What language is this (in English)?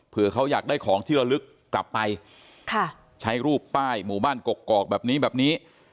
Thai